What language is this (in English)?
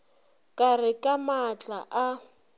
Northern Sotho